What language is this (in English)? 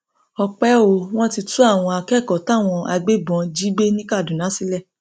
Yoruba